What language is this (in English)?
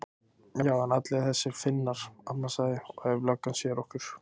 Icelandic